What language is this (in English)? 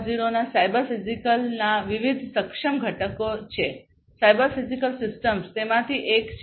Gujarati